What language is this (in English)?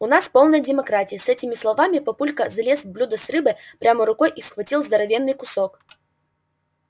Russian